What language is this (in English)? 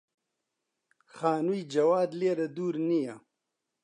Central Kurdish